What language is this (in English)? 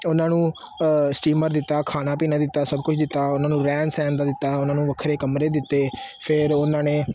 Punjabi